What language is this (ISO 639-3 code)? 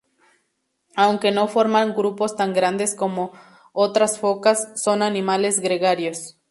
spa